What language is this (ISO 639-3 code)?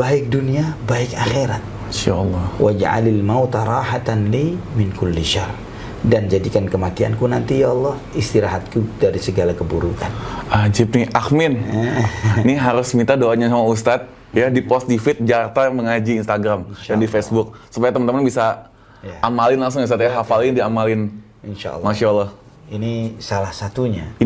ind